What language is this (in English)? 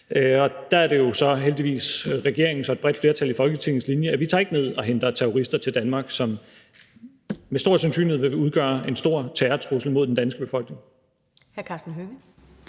Danish